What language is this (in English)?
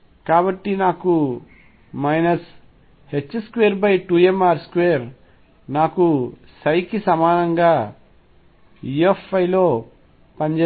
Telugu